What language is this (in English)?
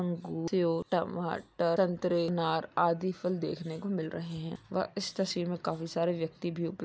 Magahi